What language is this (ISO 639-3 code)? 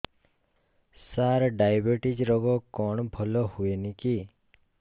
ori